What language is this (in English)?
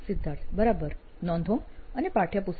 Gujarati